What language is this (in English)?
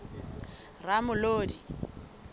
Southern Sotho